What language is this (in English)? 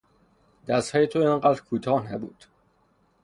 Persian